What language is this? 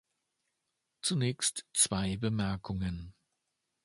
German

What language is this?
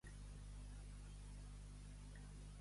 Catalan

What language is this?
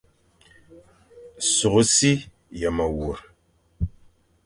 Fang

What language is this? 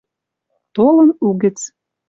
Western Mari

